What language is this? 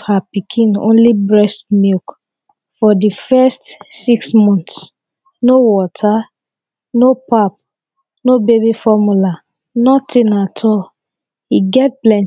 Nigerian Pidgin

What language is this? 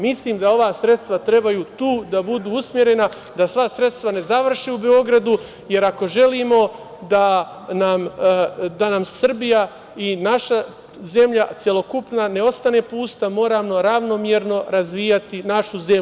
Serbian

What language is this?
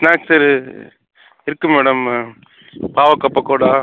Tamil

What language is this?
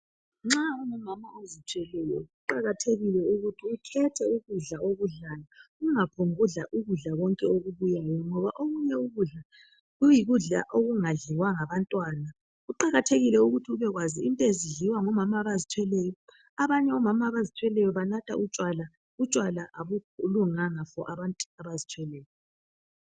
North Ndebele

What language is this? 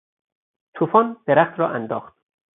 Persian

